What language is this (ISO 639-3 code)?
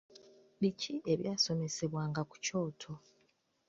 lug